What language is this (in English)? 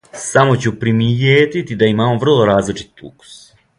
Serbian